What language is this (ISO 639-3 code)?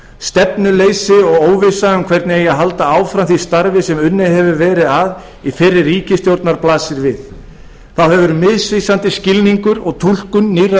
isl